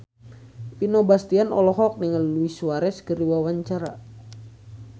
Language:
Sundanese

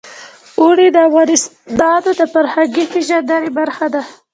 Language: Pashto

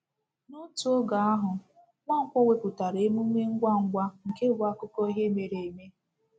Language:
Igbo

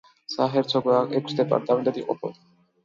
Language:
Georgian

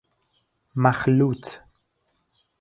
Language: Persian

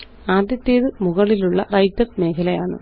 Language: Malayalam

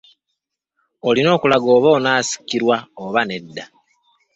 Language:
Ganda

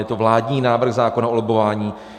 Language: Czech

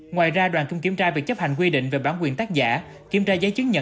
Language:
Vietnamese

